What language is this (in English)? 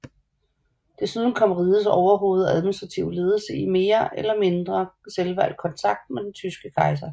Danish